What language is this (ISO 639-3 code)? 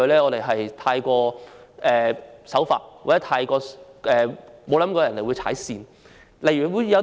yue